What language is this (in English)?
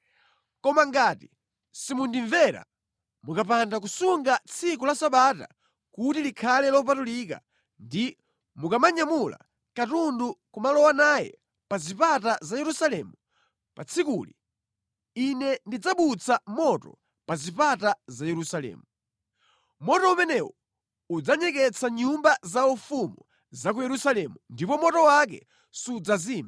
Nyanja